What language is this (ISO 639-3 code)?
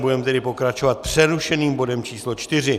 ces